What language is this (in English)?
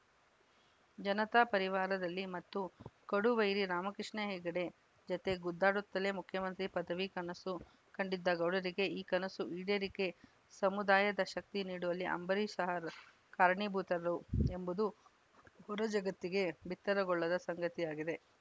Kannada